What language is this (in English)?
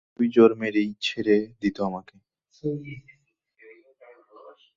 Bangla